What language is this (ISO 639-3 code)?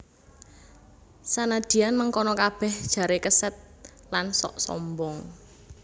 jav